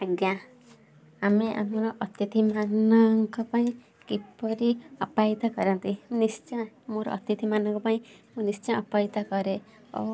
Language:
Odia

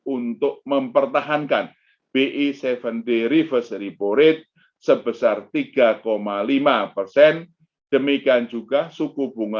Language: Indonesian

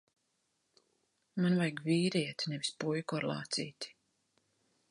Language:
Latvian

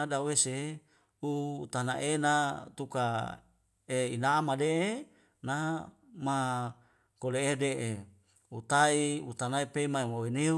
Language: Wemale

